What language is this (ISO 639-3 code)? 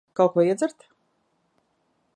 lav